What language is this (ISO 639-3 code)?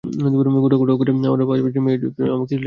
ben